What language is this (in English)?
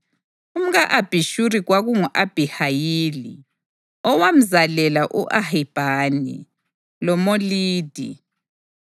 North Ndebele